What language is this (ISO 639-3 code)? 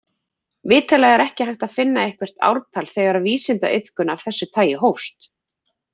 isl